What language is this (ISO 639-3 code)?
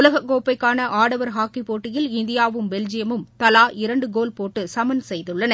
tam